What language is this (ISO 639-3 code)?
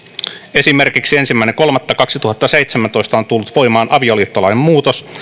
fin